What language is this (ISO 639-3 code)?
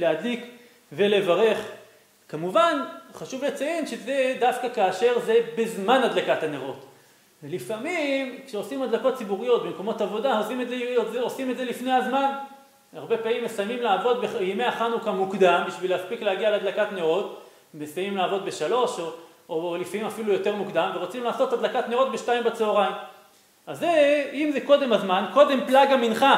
heb